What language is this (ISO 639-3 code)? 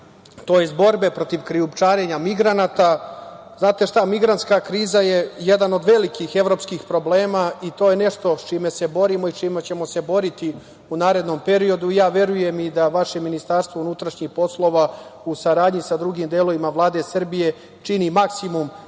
srp